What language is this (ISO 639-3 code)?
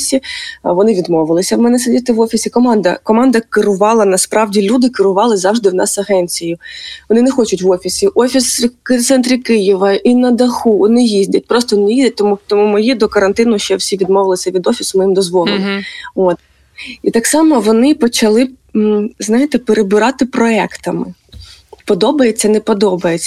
ukr